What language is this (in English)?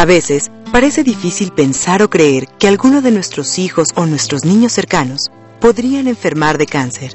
Spanish